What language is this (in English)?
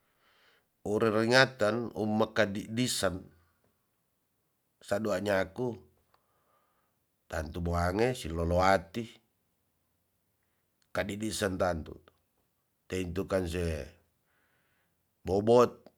Tonsea